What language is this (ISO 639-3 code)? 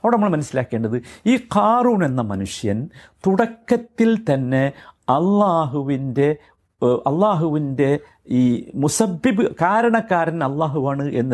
mal